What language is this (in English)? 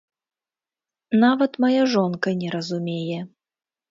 Belarusian